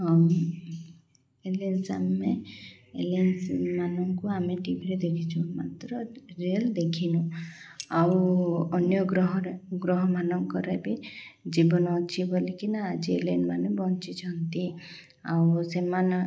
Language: Odia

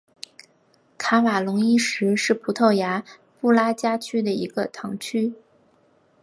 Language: Chinese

